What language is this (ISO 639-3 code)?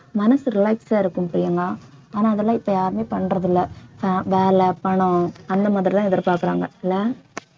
tam